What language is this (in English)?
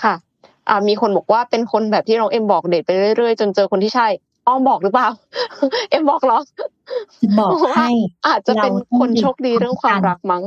Thai